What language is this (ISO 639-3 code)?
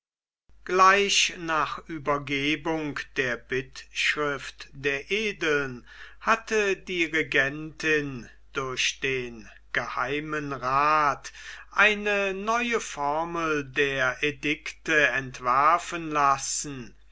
deu